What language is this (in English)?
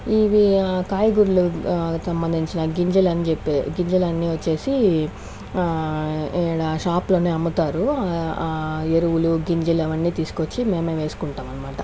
Telugu